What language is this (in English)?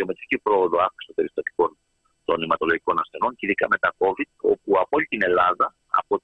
Greek